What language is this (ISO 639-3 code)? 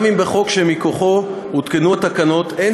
heb